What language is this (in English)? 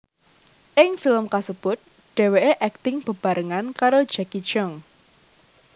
Javanese